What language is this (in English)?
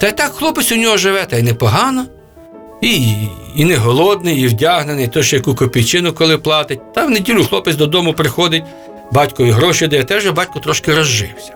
Ukrainian